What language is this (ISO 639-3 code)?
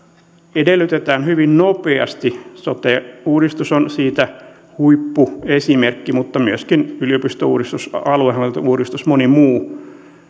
fin